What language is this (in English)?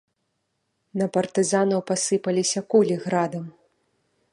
Belarusian